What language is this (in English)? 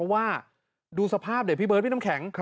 Thai